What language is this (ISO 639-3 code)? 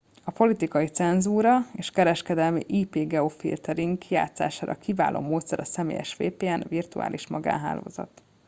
hun